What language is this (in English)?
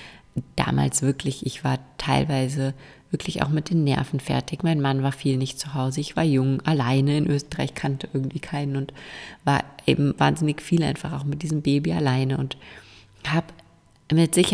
German